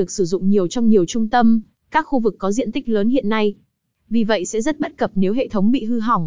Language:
Vietnamese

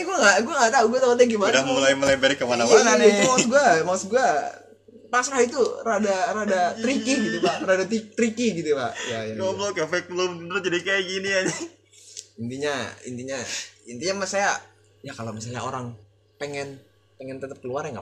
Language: Indonesian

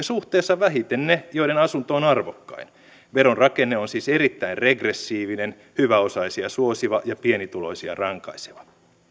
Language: Finnish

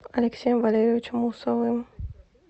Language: Russian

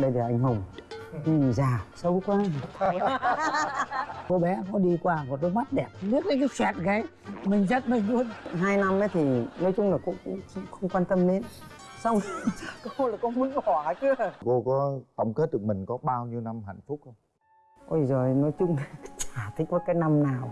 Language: Vietnamese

